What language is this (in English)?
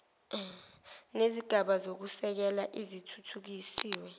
Zulu